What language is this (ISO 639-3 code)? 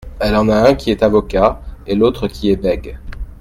fra